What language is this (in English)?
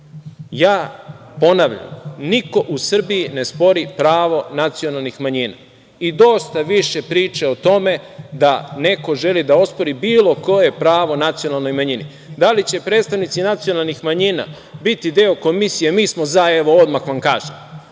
Serbian